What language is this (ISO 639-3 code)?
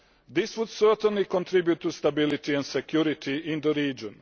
eng